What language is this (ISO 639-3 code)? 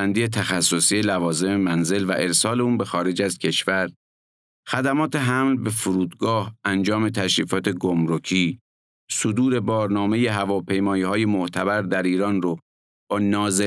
fas